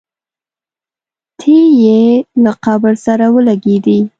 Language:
Pashto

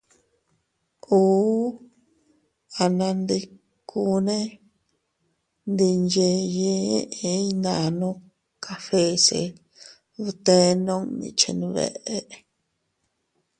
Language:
Teutila Cuicatec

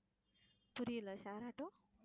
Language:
Tamil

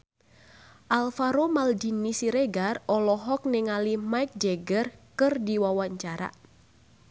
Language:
Sundanese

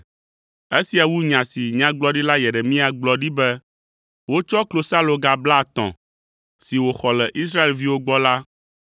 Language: Ewe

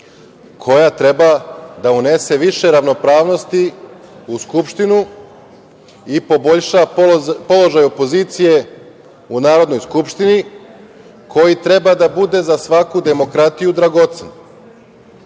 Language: Serbian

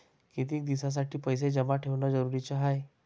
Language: Marathi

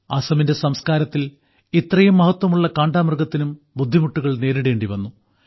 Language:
Malayalam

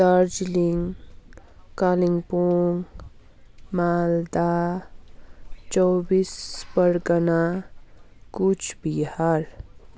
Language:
Nepali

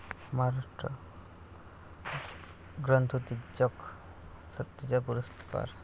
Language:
Marathi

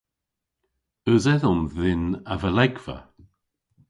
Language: Cornish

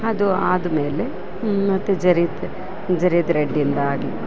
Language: Kannada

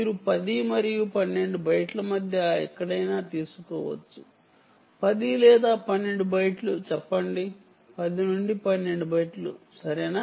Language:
Telugu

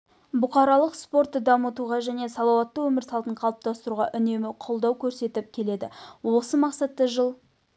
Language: Kazakh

